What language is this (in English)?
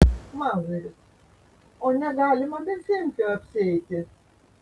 Lithuanian